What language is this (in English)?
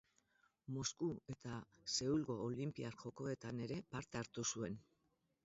Basque